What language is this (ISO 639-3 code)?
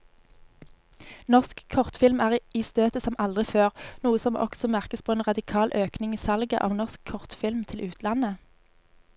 nor